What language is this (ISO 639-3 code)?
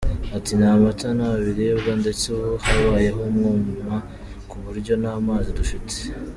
kin